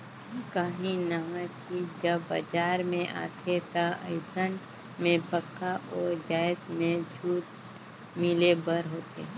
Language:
Chhattisgarhi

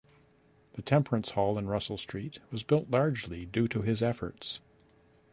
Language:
English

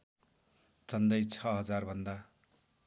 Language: Nepali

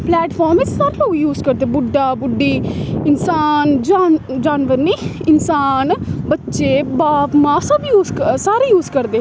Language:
Dogri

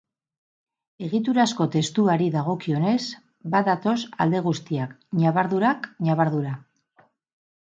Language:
Basque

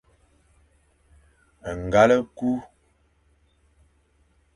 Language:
Fang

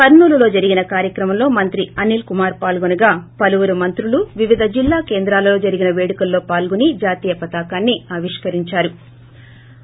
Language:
Telugu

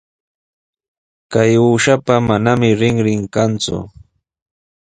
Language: Sihuas Ancash Quechua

